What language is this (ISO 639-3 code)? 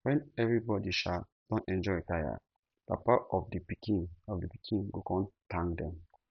pcm